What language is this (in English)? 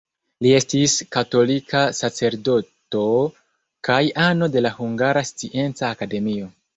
Esperanto